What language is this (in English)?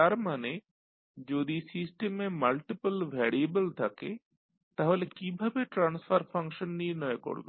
Bangla